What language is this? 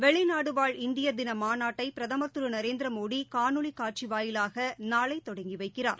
Tamil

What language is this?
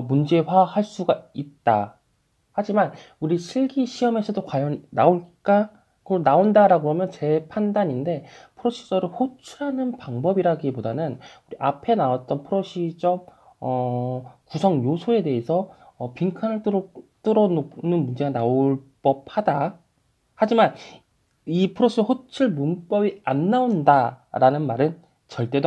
Korean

